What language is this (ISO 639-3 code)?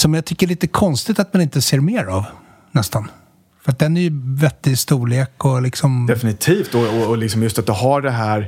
swe